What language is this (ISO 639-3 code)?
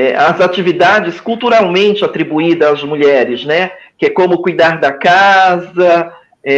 por